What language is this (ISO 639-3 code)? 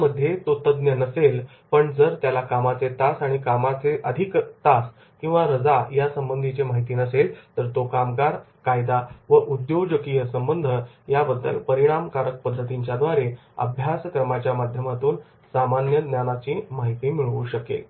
mar